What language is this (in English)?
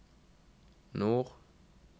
Norwegian